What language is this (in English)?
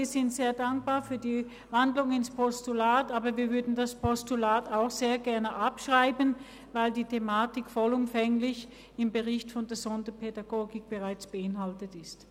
Swiss German